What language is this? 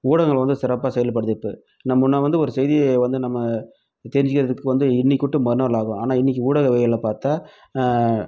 Tamil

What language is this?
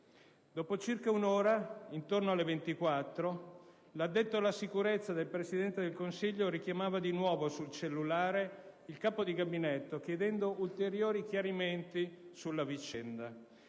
Italian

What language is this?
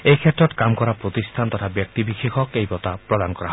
Assamese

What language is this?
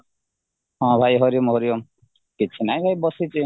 Odia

